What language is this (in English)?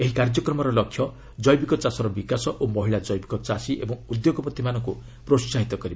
Odia